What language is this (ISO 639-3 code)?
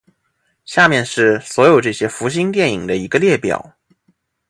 zho